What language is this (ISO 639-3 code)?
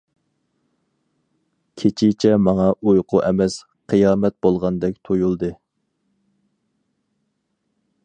uig